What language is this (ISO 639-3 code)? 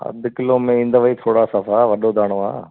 snd